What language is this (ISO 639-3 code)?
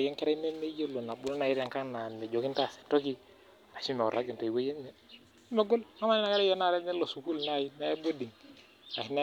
mas